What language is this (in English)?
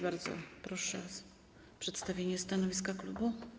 Polish